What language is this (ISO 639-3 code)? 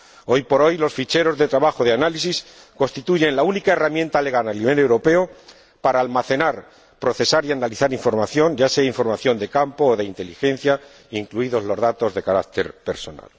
spa